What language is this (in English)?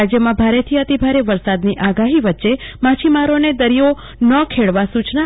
Gujarati